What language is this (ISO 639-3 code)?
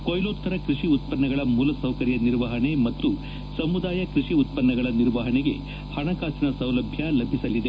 kan